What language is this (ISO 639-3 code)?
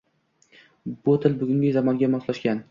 uzb